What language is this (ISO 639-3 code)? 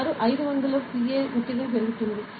tel